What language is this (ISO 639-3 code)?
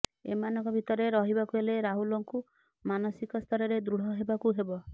ori